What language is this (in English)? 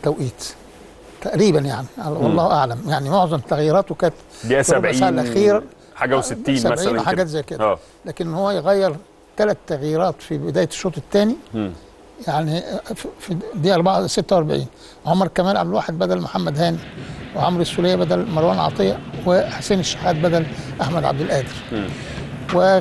Arabic